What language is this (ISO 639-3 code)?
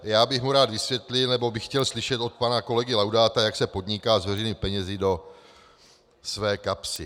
ces